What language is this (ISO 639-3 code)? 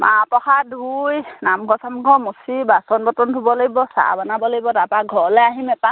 asm